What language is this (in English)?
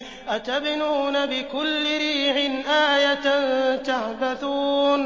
Arabic